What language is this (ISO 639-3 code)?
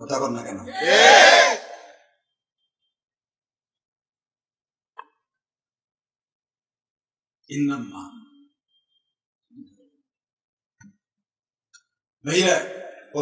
tur